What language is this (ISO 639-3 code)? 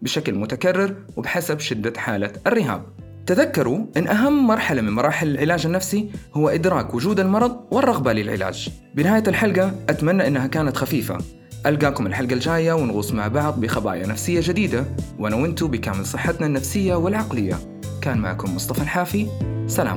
ara